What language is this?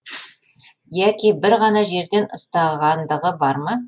Kazakh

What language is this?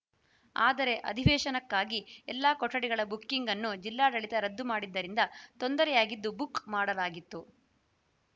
Kannada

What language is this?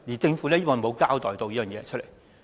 Cantonese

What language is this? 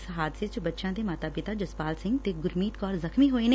Punjabi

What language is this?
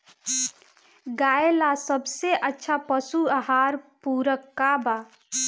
Bhojpuri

